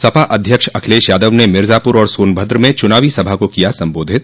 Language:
Hindi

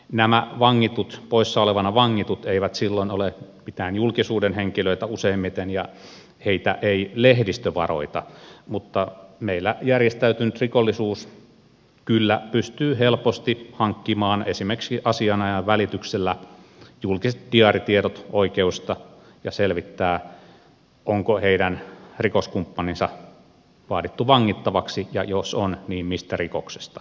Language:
Finnish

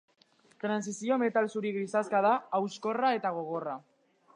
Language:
Basque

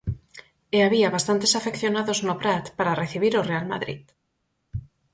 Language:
Galician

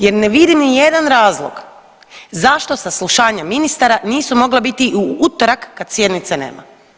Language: Croatian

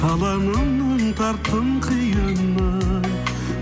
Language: Kazakh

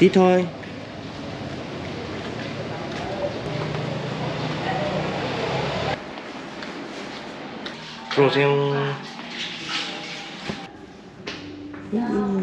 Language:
Korean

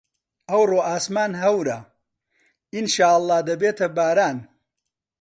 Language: Central Kurdish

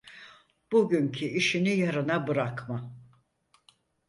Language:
Turkish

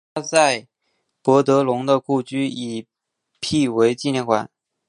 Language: Chinese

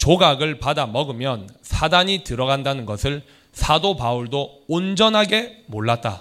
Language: Korean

